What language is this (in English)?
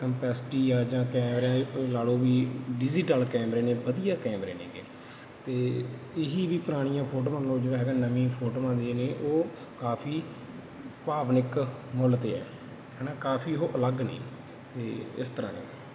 Punjabi